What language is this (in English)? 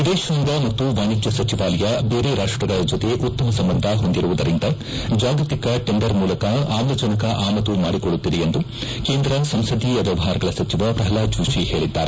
Kannada